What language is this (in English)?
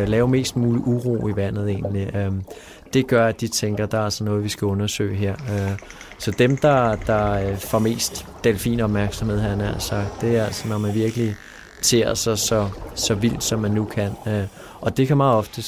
Danish